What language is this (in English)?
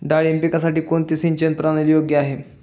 Marathi